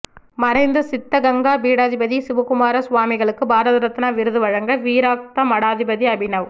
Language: Tamil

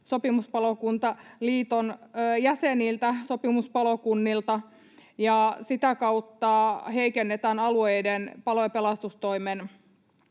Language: Finnish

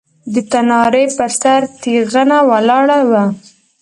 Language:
Pashto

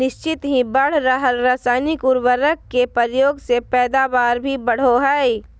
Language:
Magahi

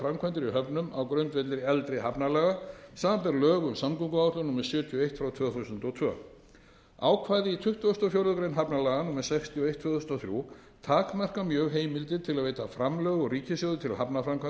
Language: Icelandic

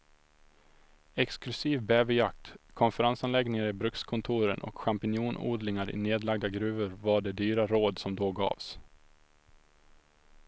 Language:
Swedish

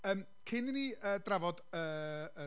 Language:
Welsh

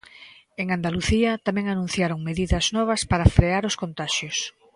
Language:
Galician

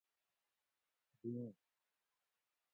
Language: Gawri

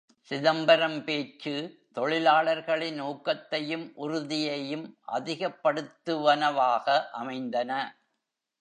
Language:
Tamil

